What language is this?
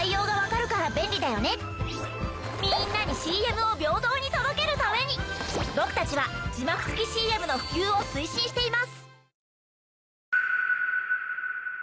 Japanese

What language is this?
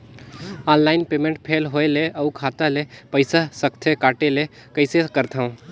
Chhattisgarhi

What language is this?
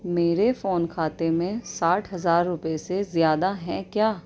Urdu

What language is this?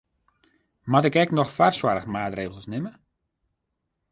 Western Frisian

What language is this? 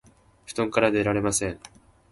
Japanese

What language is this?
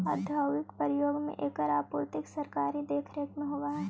Magahi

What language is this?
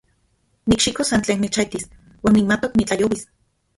Central Puebla Nahuatl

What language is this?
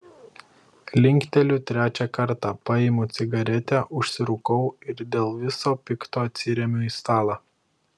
Lithuanian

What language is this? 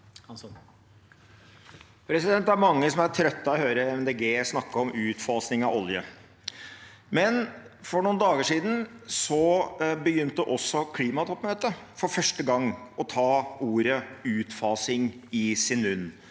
Norwegian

